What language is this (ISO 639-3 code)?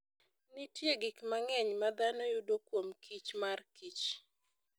luo